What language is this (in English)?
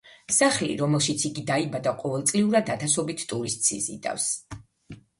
Georgian